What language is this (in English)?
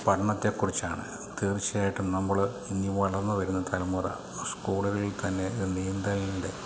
Malayalam